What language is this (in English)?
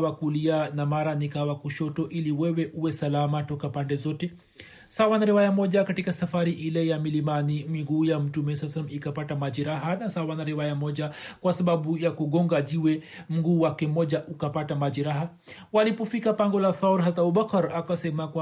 Swahili